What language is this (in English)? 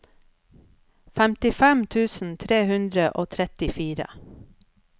Norwegian